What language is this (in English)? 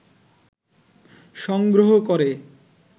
Bangla